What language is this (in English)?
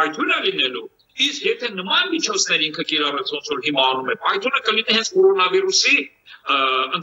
Romanian